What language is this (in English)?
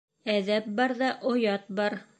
Bashkir